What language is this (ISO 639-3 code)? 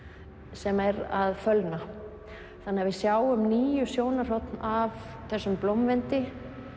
isl